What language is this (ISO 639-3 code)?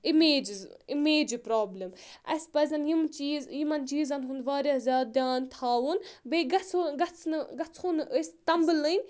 kas